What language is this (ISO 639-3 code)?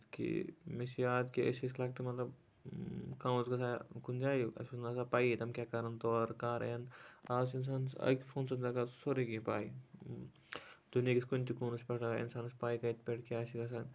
kas